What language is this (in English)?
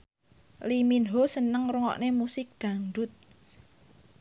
Javanese